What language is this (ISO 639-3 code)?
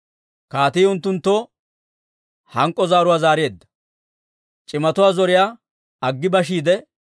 dwr